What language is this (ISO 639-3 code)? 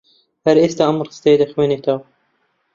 ckb